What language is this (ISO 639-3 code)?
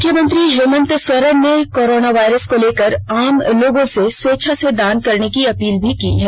hin